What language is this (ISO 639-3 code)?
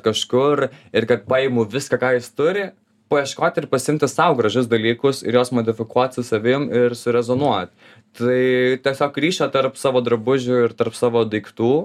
lit